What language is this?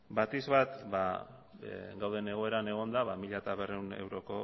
Basque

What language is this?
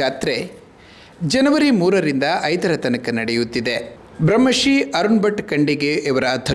Kannada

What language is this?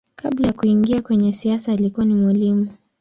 Swahili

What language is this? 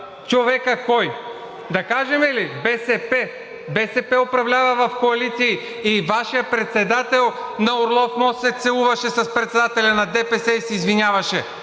Bulgarian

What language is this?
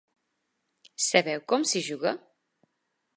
Catalan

